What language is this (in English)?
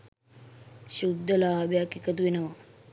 Sinhala